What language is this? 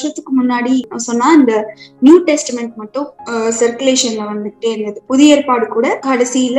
Tamil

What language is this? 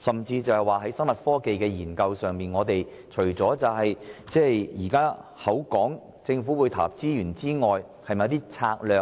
Cantonese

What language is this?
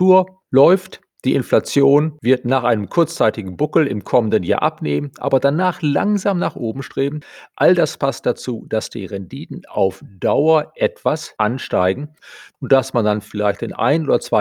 German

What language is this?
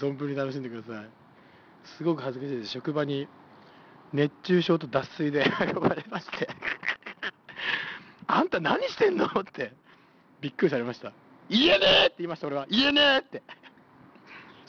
Japanese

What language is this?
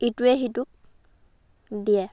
Assamese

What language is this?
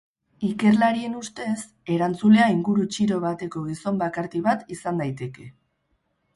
Basque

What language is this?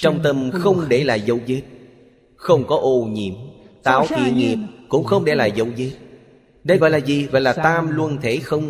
Vietnamese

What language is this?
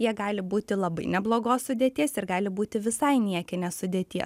Lithuanian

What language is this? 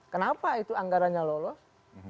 Indonesian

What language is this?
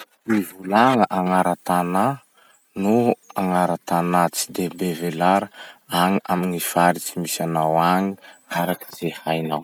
Masikoro Malagasy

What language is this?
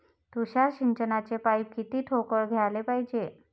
Marathi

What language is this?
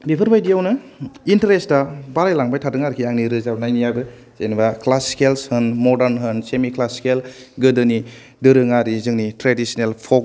Bodo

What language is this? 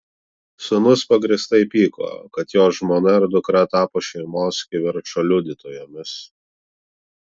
Lithuanian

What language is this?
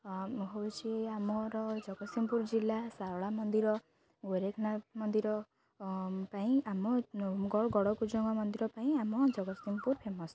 Odia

